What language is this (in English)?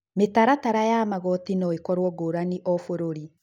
Kikuyu